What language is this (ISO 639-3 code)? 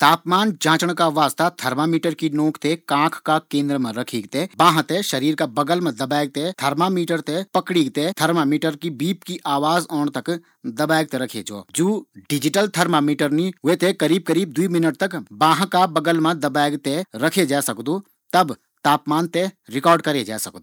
gbm